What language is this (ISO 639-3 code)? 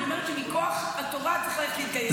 heb